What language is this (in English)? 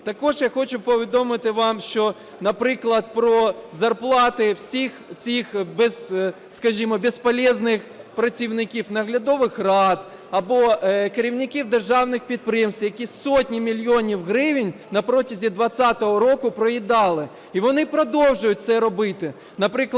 Ukrainian